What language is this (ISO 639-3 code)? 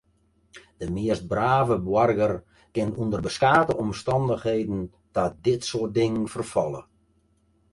fry